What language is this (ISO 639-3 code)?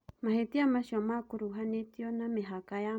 kik